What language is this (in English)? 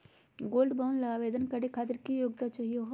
Magahi